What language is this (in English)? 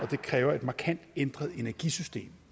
Danish